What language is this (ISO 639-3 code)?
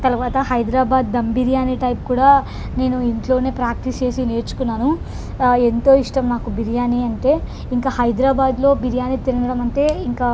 tel